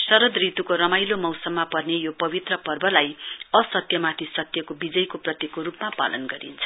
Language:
Nepali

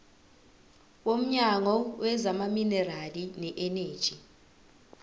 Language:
Zulu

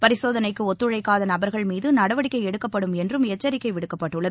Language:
Tamil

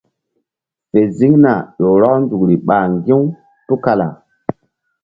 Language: Mbum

